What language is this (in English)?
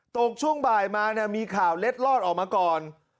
Thai